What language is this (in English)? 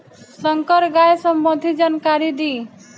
Bhojpuri